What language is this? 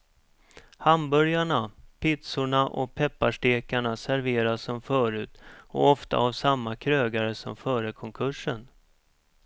Swedish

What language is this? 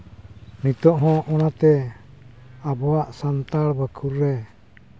Santali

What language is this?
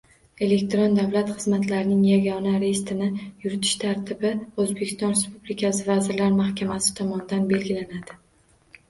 Uzbek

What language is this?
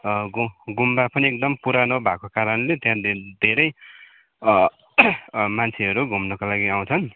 Nepali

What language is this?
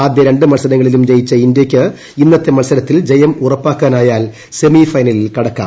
Malayalam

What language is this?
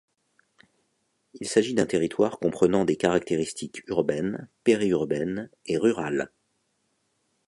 French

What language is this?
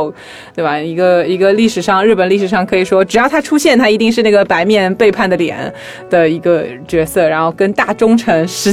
Chinese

